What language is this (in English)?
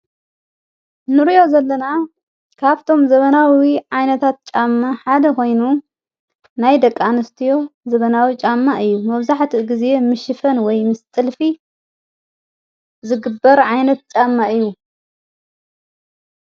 Tigrinya